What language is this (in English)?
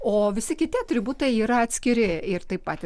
Lithuanian